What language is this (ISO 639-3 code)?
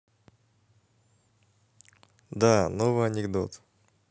rus